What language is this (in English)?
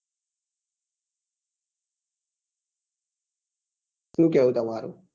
Gujarati